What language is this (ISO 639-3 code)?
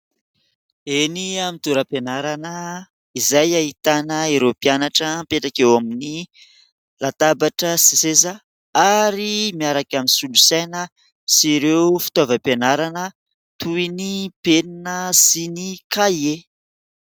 mlg